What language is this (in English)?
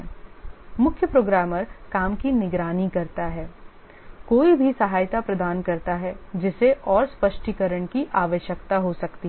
Hindi